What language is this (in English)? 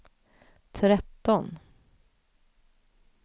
Swedish